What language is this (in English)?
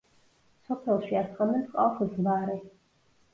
Georgian